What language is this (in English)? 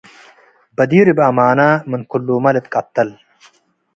Tigre